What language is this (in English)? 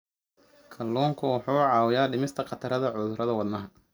Somali